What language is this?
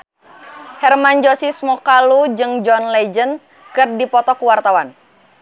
Sundanese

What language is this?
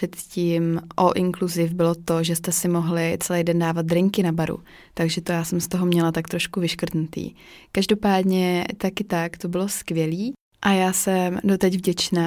Czech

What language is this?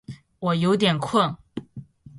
Chinese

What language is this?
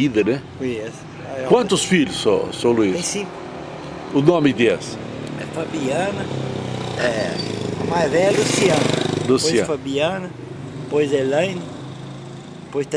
Portuguese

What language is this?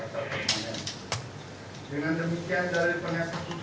Indonesian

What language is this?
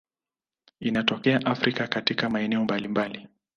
Swahili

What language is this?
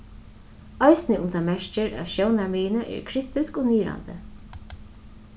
Faroese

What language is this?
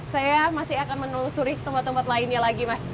Indonesian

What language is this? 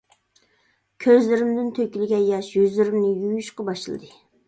Uyghur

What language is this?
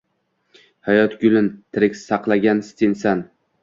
Uzbek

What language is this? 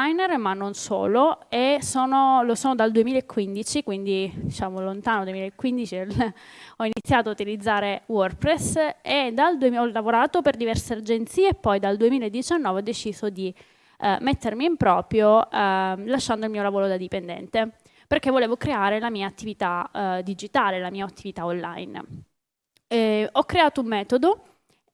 Italian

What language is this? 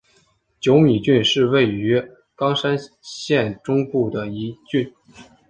Chinese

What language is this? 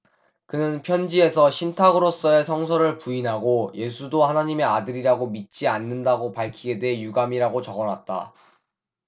Korean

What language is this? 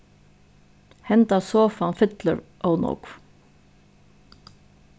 Faroese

